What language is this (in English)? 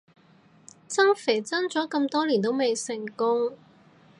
Cantonese